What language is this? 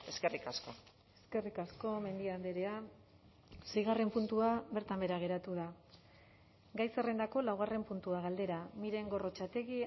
Basque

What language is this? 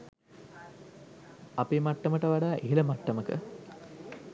Sinhala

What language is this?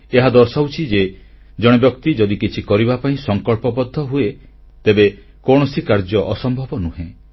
Odia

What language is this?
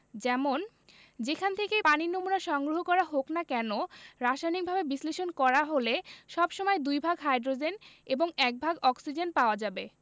Bangla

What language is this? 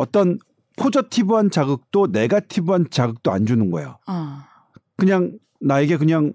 Korean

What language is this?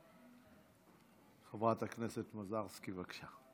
Hebrew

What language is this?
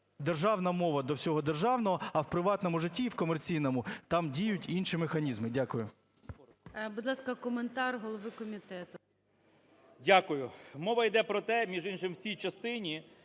Ukrainian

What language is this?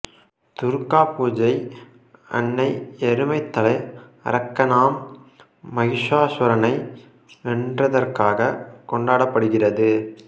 Tamil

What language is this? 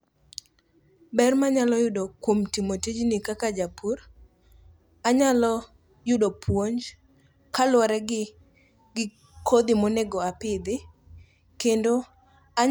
Luo (Kenya and Tanzania)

